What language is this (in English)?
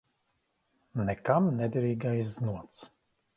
Latvian